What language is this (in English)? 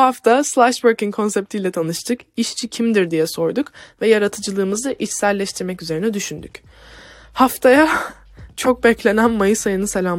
Turkish